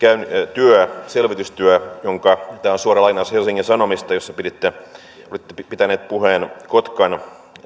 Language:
Finnish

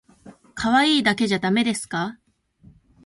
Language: Japanese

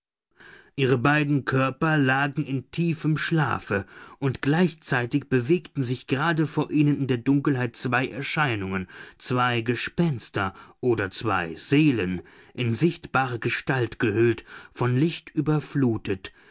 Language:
German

